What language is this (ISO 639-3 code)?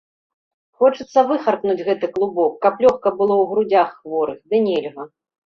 bel